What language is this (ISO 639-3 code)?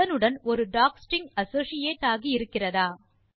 tam